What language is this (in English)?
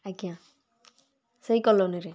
Odia